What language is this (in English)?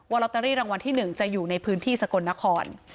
Thai